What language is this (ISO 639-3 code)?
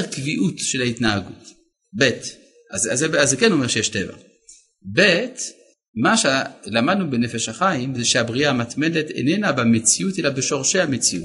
heb